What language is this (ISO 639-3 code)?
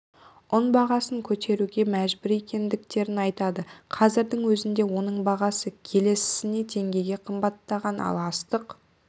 kaz